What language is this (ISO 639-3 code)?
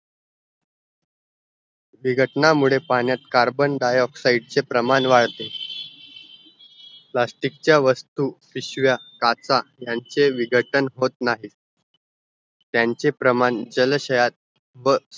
mar